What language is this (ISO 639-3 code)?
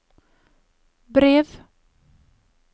nor